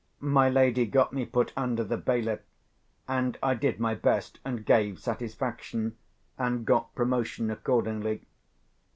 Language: English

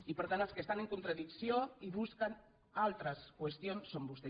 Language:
Catalan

